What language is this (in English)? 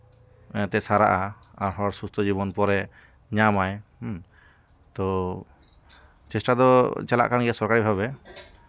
Santali